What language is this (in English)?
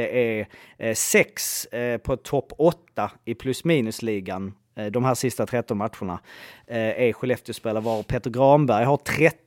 Swedish